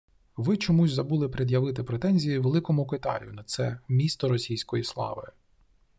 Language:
Ukrainian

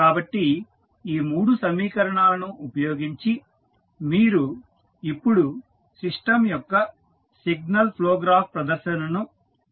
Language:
Telugu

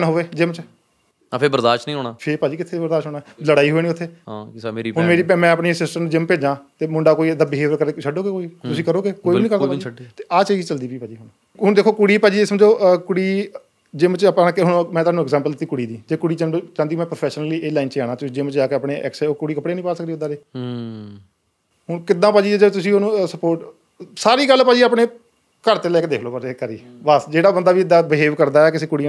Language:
Punjabi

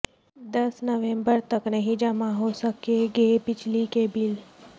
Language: Urdu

